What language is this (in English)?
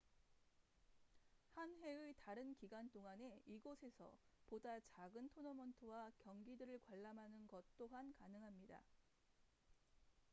Korean